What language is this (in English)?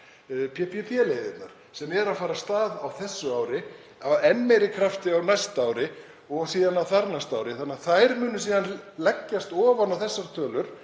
Icelandic